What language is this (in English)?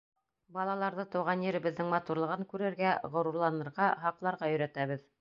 Bashkir